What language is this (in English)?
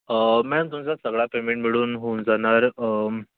Marathi